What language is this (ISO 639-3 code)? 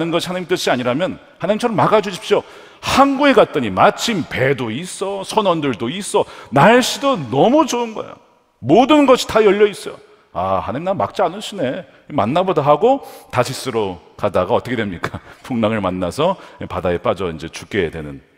kor